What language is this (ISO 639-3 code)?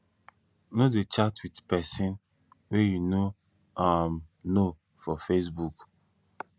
pcm